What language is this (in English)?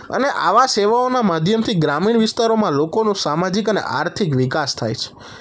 Gujarati